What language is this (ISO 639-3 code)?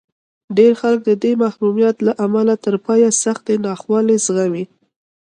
pus